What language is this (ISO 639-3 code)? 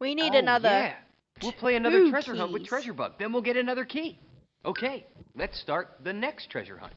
eng